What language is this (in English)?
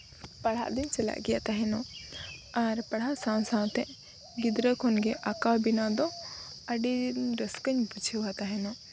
Santali